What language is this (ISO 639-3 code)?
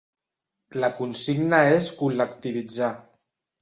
cat